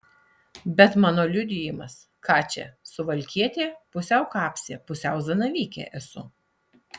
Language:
Lithuanian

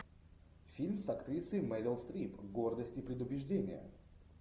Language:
Russian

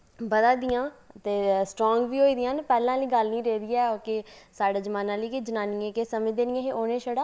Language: Dogri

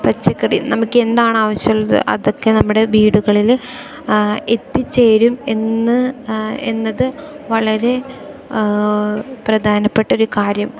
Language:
Malayalam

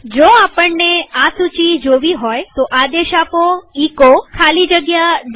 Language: Gujarati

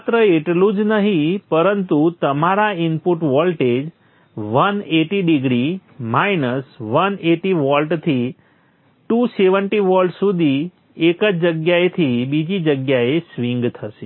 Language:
Gujarati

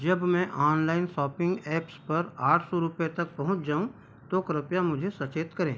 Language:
Hindi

